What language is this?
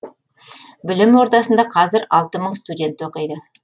Kazakh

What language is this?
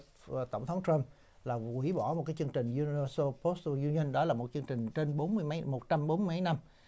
Vietnamese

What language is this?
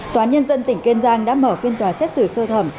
Vietnamese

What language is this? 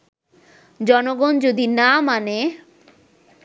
Bangla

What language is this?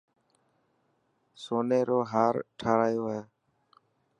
Dhatki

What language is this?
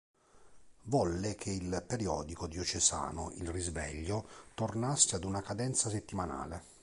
Italian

